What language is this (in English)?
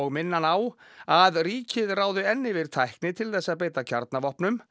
Icelandic